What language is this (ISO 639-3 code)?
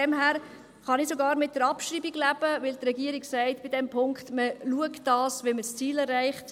gsw